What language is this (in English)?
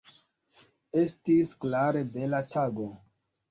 Esperanto